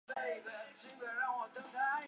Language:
Chinese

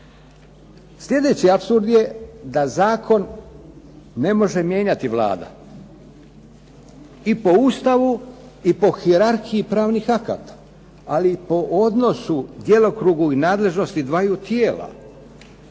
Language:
Croatian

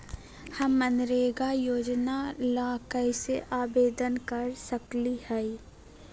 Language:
Magahi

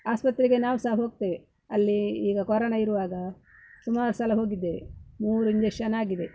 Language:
Kannada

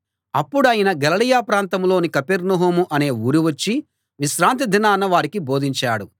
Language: Telugu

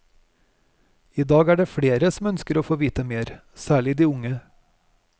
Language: Norwegian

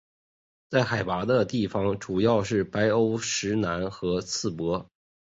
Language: Chinese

